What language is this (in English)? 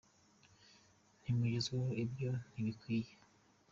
Kinyarwanda